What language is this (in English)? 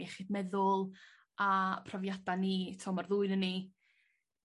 Welsh